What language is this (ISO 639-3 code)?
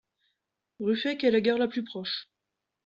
fra